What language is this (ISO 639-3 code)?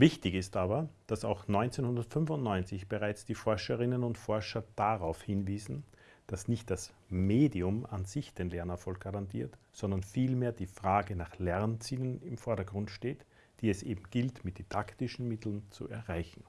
deu